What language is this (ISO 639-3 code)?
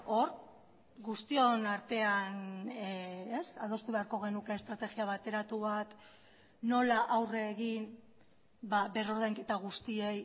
eus